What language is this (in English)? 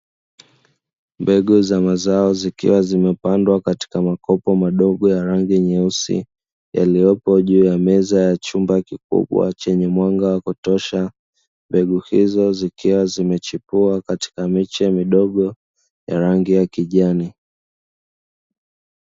Swahili